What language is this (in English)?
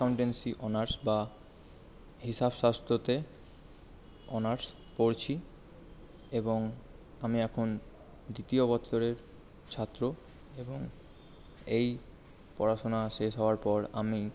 Bangla